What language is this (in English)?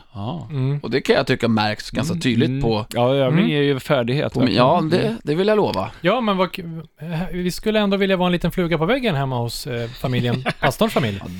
Swedish